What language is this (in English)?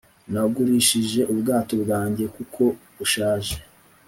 Kinyarwanda